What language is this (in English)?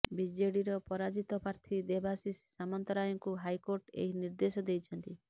Odia